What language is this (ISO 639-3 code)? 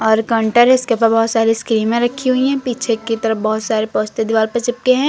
hin